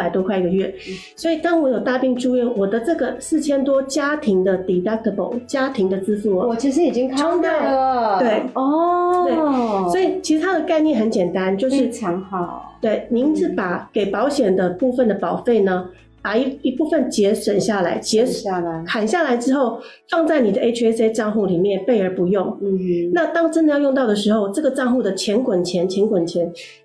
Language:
Chinese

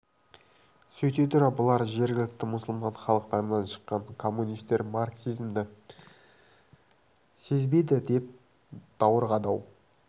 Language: Kazakh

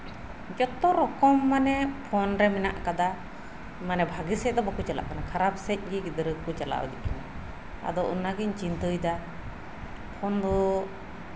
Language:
Santali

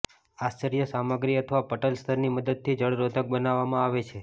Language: Gujarati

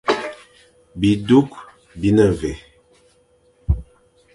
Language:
Fang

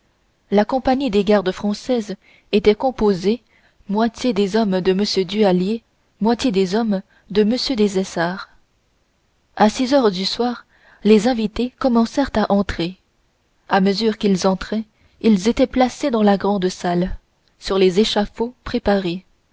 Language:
French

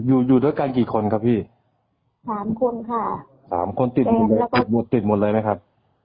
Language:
Thai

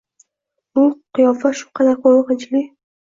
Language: Uzbek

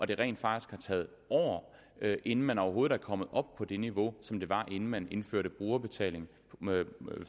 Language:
Danish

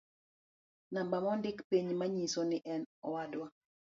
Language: Luo (Kenya and Tanzania)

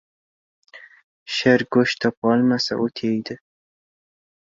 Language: Uzbek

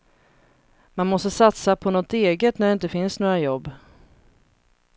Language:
Swedish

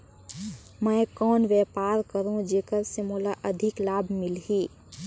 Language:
Chhattisgarhi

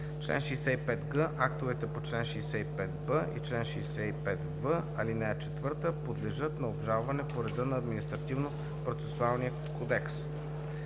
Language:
Bulgarian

